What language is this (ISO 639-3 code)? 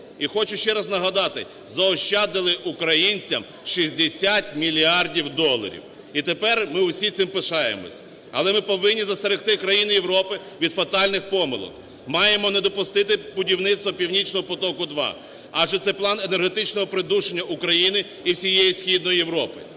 ukr